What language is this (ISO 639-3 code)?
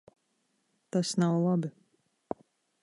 lav